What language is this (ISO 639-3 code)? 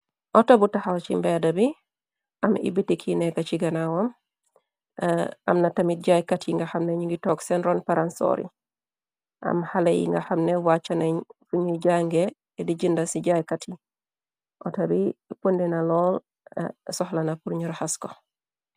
wol